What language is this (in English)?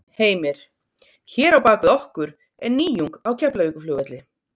Icelandic